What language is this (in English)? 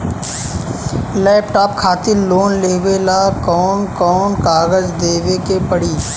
Bhojpuri